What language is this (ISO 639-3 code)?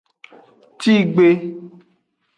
ajg